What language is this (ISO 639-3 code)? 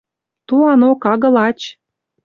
mrj